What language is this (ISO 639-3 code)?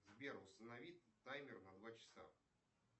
rus